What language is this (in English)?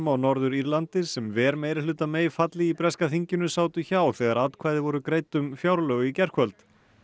Icelandic